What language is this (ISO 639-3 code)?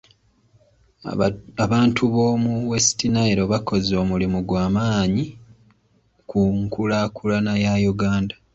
lug